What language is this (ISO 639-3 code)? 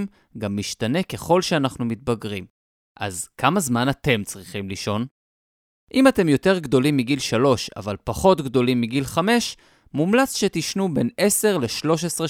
heb